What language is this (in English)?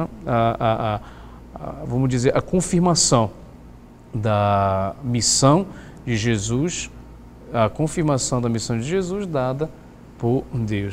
Portuguese